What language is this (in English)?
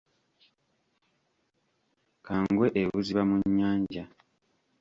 Ganda